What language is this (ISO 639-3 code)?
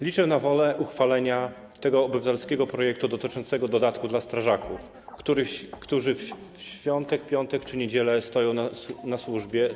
pol